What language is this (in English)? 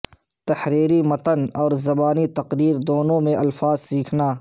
Urdu